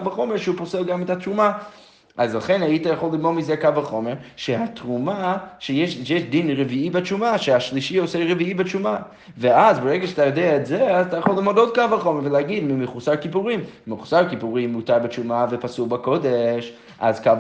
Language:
Hebrew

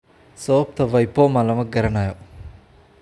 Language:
Somali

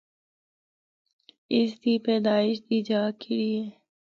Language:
Northern Hindko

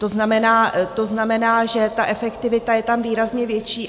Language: Czech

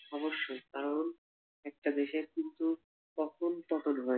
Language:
Bangla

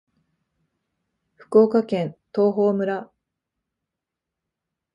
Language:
Japanese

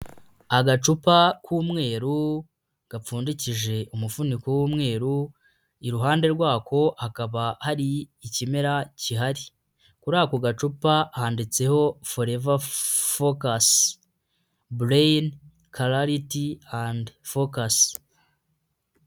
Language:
Kinyarwanda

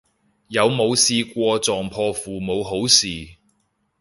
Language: Cantonese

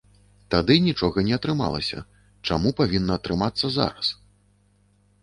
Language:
Belarusian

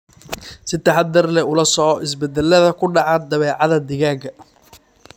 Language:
Somali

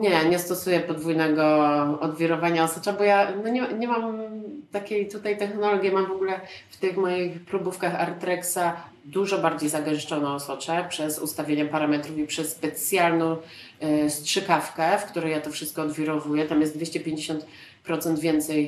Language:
Polish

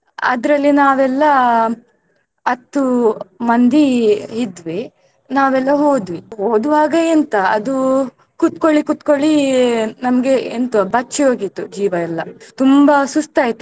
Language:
Kannada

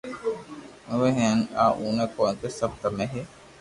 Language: Loarki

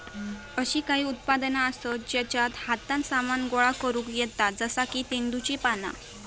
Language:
Marathi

